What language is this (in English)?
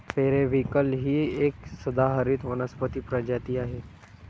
Marathi